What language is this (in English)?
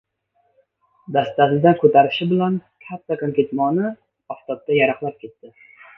Uzbek